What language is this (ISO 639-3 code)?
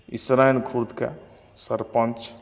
mai